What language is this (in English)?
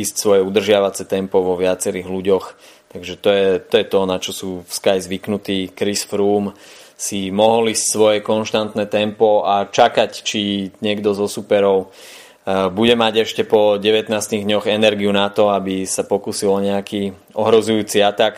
Slovak